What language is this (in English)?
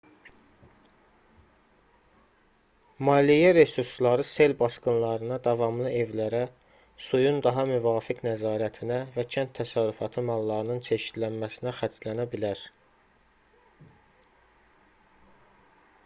Azerbaijani